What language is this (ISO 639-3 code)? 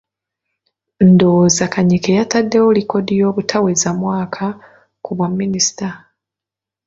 lug